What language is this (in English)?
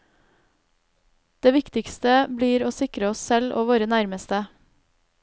Norwegian